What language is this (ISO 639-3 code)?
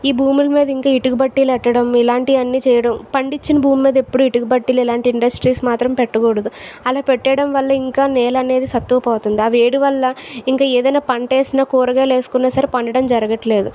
tel